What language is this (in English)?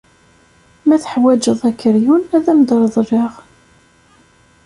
Kabyle